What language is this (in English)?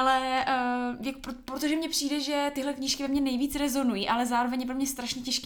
Czech